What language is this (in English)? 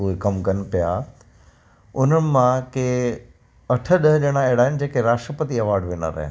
Sindhi